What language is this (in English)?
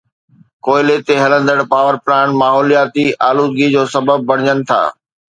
Sindhi